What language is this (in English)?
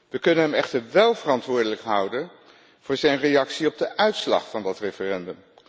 Dutch